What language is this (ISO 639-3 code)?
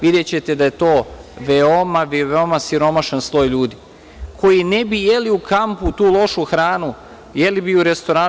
srp